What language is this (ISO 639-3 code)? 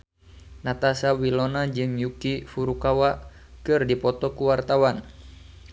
sun